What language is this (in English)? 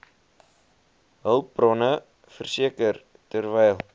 Afrikaans